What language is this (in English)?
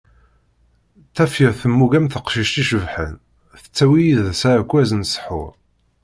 Kabyle